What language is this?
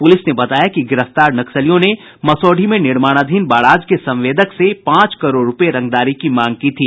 Hindi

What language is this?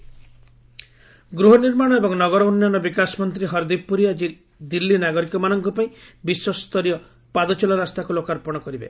Odia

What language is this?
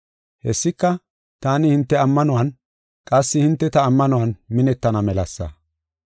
Gofa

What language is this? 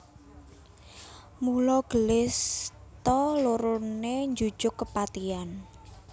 Javanese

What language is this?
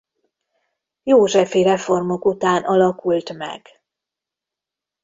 Hungarian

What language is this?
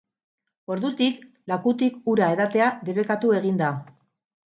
Basque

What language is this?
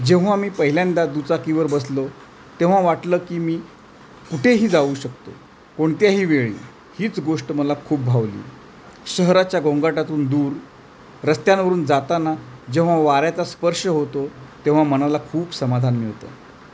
Marathi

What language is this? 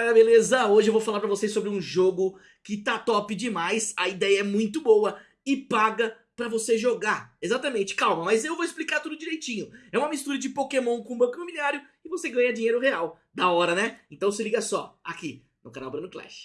Portuguese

